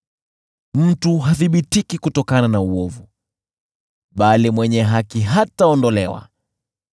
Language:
Swahili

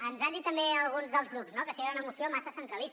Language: Catalan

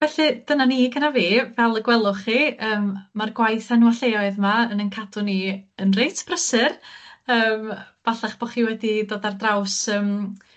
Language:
Welsh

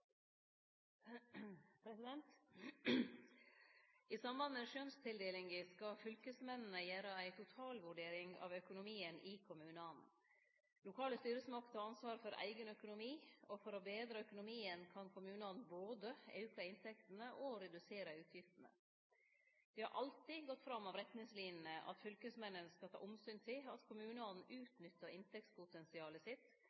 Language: Norwegian Nynorsk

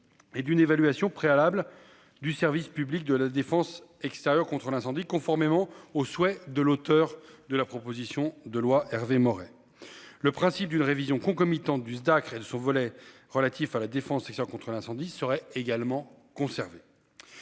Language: French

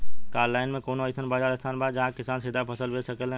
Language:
Bhojpuri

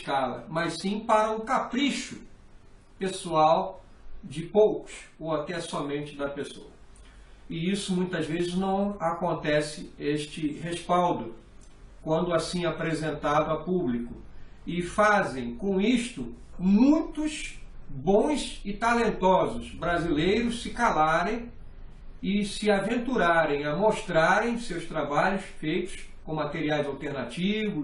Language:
Portuguese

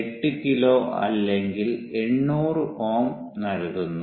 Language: Malayalam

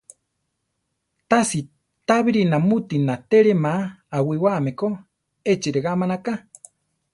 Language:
Central Tarahumara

